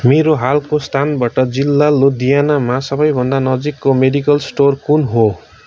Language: Nepali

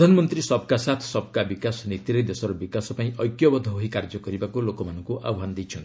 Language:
Odia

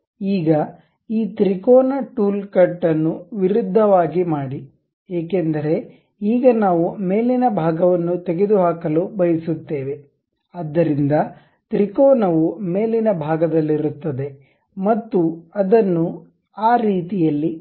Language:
Kannada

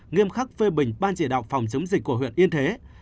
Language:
Vietnamese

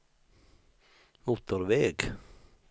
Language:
Swedish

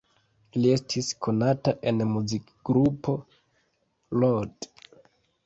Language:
Esperanto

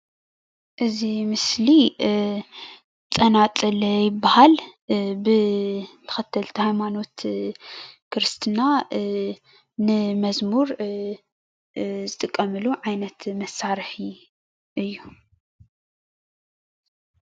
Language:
Tigrinya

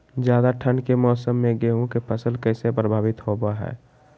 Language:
Magahi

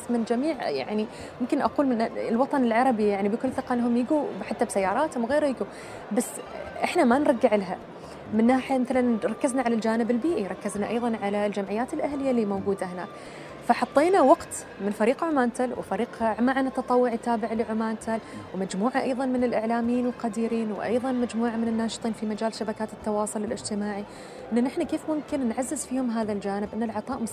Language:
Arabic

